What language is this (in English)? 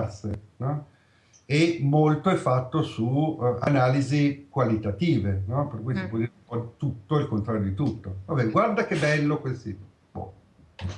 Italian